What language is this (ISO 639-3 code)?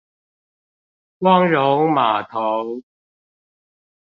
zho